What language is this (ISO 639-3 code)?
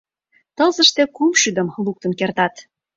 chm